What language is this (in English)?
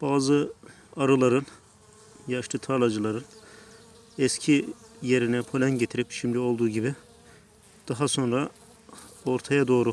Turkish